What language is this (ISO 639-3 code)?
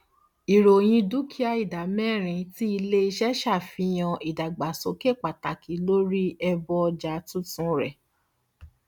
yor